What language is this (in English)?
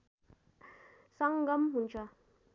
Nepali